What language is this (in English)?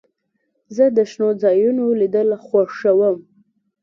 Pashto